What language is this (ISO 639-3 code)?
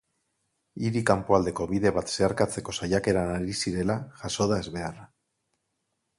eus